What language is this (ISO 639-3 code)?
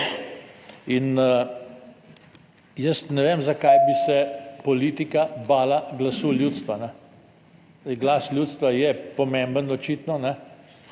slv